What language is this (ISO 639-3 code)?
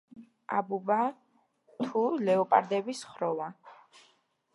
kat